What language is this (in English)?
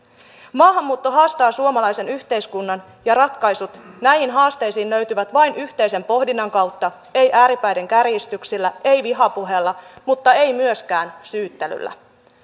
Finnish